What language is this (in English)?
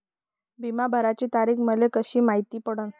Marathi